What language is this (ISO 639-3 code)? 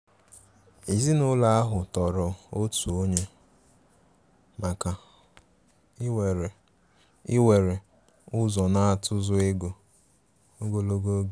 ibo